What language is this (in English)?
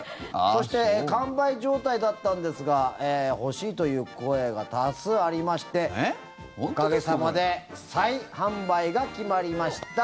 Japanese